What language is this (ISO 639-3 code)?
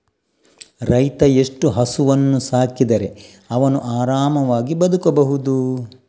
kan